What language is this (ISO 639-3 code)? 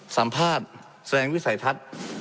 tha